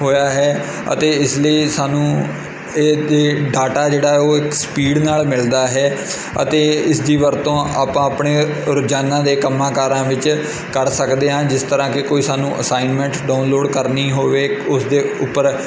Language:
Punjabi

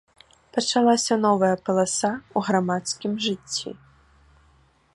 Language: Belarusian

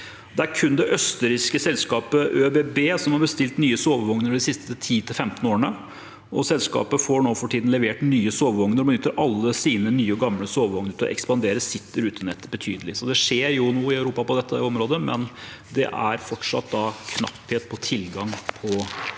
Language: Norwegian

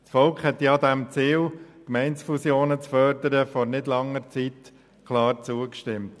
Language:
Swiss German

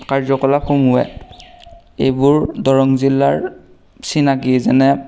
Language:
Assamese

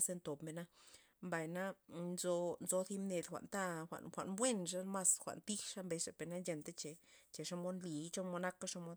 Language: Loxicha Zapotec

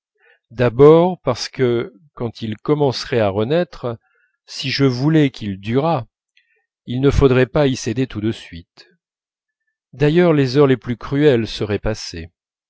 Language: French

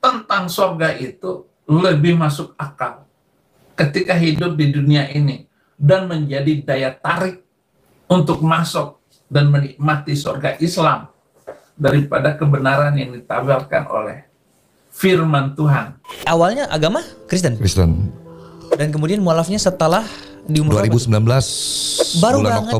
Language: Indonesian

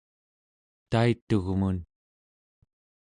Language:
Central Yupik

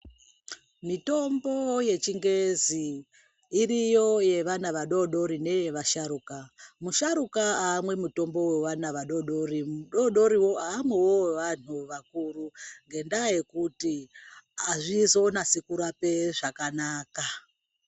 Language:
Ndau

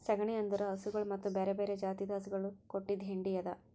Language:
Kannada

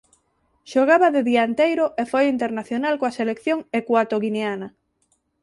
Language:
Galician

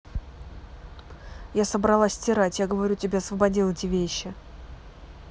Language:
Russian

